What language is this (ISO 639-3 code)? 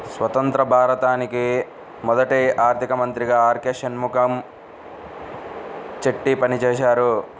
tel